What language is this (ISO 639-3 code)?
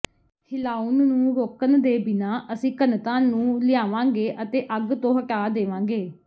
pan